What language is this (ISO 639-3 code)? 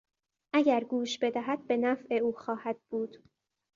fas